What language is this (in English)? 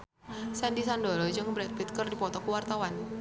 Sundanese